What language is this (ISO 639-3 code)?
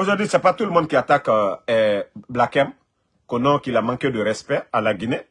fra